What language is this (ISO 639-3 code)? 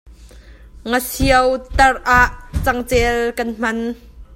cnh